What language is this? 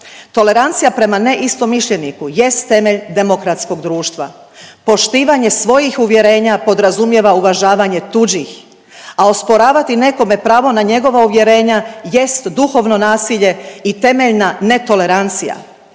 Croatian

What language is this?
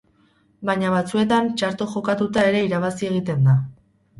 Basque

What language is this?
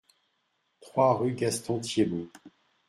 French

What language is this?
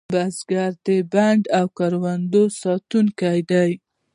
Pashto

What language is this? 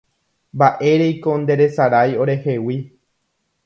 Guarani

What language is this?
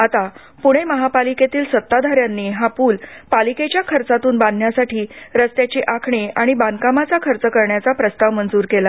Marathi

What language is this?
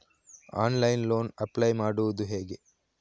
Kannada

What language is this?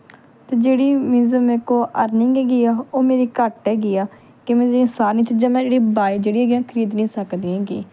Punjabi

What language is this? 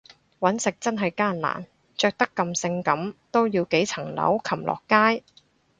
Cantonese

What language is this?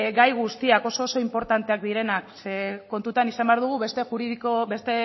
Basque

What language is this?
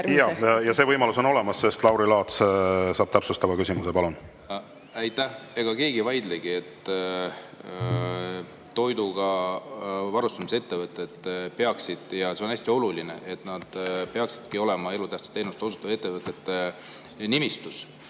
Estonian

